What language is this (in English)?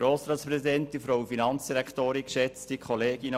Swiss German